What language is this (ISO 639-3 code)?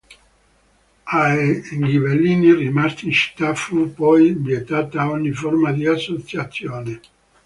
ita